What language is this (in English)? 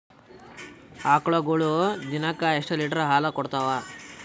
Kannada